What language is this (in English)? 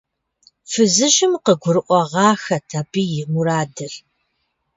Kabardian